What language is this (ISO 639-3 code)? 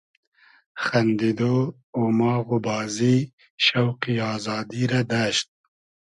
haz